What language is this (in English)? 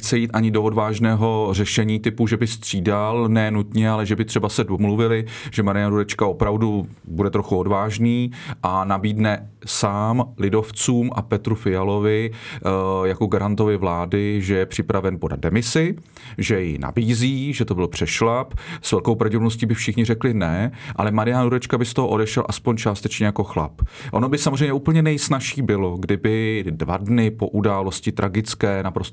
Czech